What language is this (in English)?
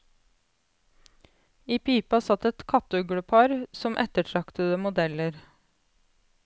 Norwegian